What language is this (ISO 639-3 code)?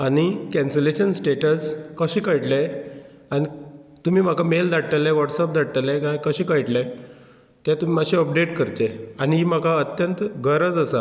kok